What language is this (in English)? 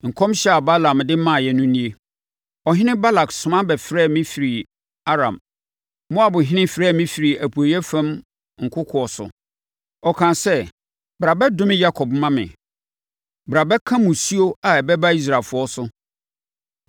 Akan